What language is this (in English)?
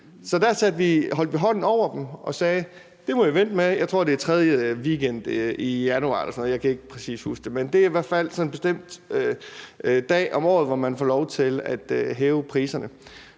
Danish